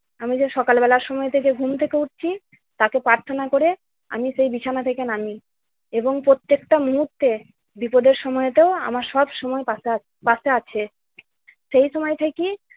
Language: Bangla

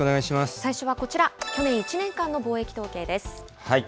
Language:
Japanese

